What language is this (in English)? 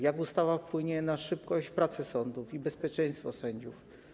Polish